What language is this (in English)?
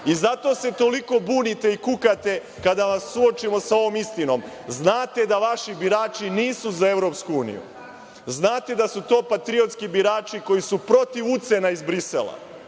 Serbian